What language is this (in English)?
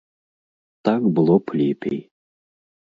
Belarusian